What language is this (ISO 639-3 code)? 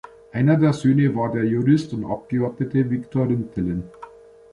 deu